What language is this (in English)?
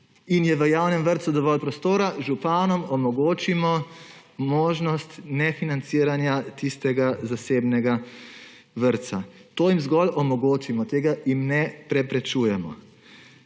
Slovenian